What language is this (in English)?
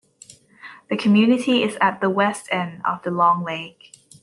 English